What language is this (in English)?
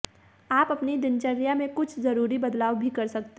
Hindi